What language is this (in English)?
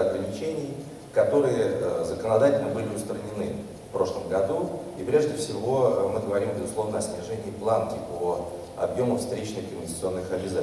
Russian